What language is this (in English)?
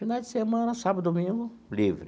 Portuguese